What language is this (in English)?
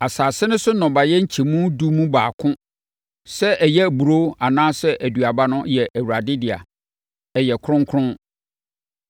Akan